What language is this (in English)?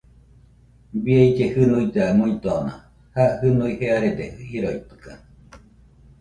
Nüpode Huitoto